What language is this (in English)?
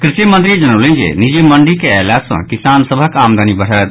Maithili